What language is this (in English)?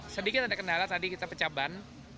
Indonesian